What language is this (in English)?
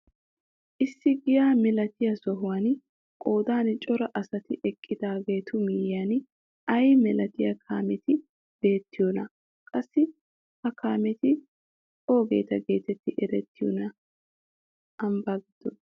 Wolaytta